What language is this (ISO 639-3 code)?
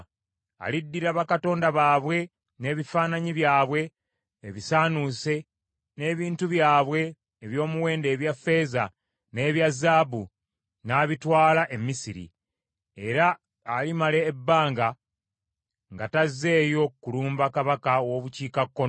lug